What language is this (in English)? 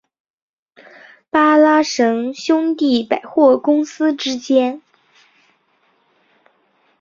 Chinese